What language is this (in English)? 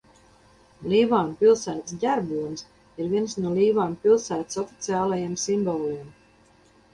Latvian